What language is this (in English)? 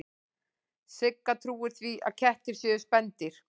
Icelandic